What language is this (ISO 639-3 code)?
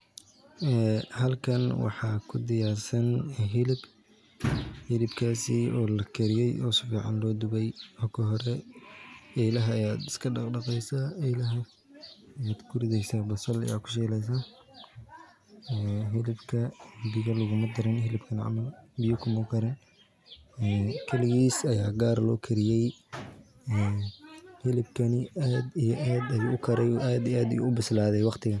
som